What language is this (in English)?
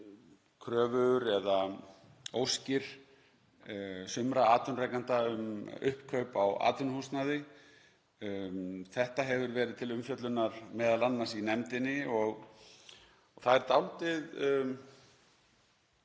Icelandic